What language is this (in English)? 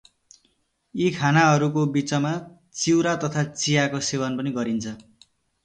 Nepali